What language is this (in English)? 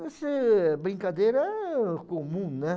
Portuguese